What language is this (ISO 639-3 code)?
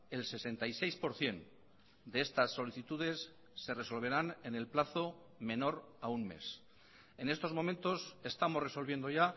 spa